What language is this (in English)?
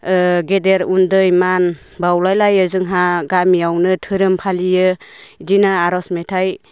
Bodo